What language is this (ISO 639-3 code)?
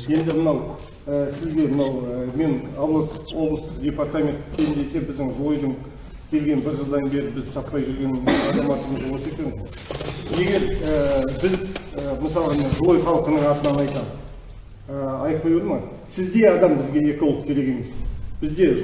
tur